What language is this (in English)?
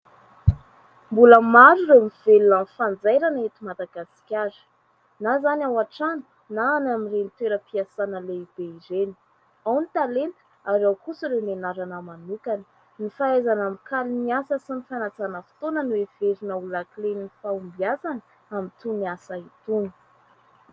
Malagasy